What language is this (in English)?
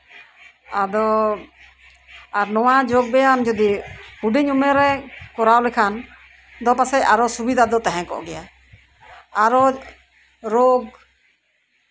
Santali